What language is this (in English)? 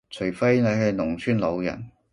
Cantonese